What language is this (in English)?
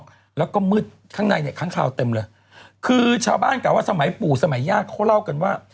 Thai